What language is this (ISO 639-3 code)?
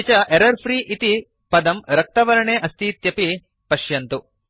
san